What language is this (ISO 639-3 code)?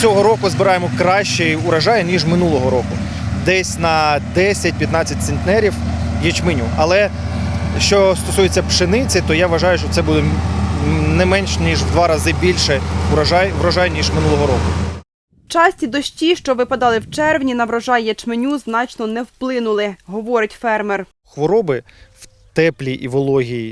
ukr